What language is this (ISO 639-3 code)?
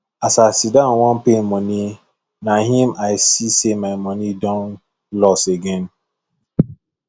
pcm